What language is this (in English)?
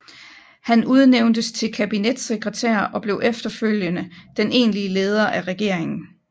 Danish